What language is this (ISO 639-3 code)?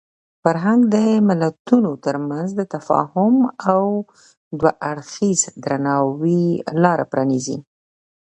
pus